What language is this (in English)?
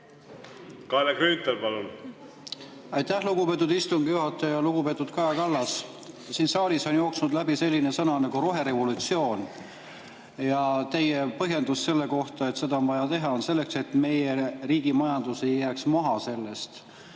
Estonian